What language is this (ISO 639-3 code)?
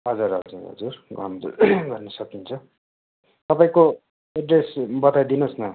nep